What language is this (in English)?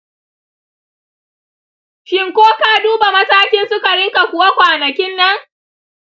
Hausa